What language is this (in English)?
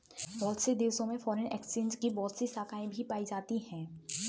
Hindi